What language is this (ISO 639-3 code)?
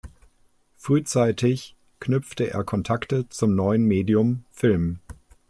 deu